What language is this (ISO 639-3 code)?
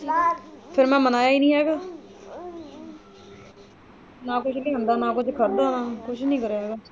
pan